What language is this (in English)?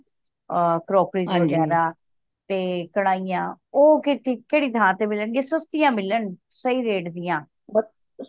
Punjabi